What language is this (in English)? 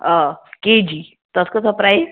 Kashmiri